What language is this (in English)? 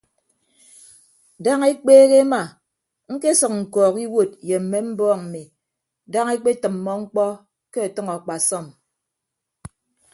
Ibibio